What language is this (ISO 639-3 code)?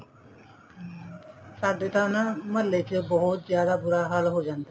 pan